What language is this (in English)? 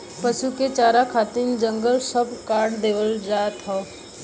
Bhojpuri